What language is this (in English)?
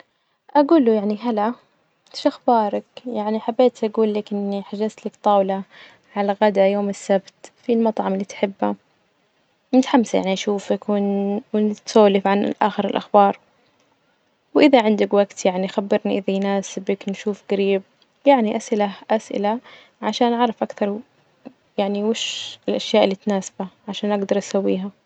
Najdi Arabic